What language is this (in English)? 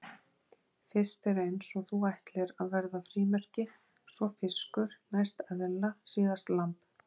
Icelandic